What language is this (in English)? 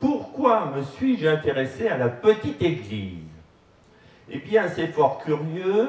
French